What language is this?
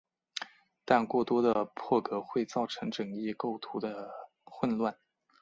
Chinese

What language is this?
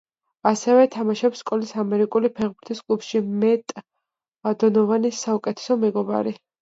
Georgian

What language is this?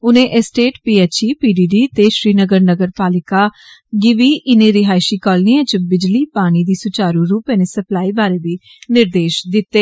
Dogri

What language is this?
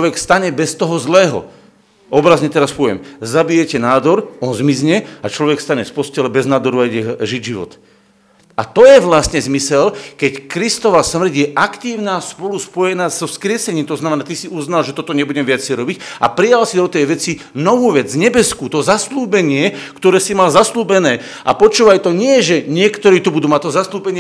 Slovak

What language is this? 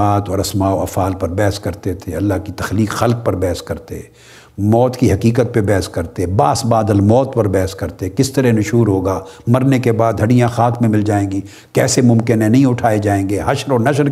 Urdu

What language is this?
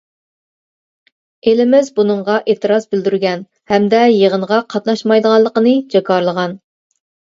Uyghur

